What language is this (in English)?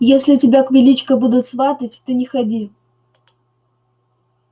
Russian